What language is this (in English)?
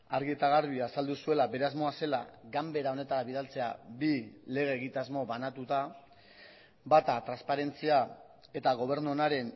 Basque